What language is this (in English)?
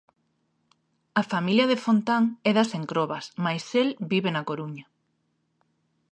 Galician